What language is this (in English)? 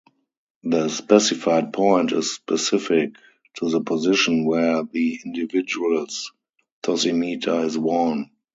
English